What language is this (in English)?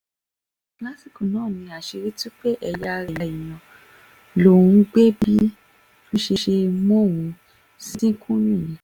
Yoruba